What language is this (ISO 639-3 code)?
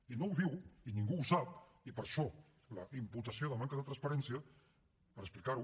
cat